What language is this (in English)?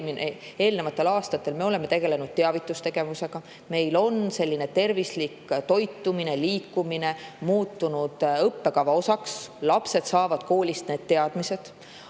Estonian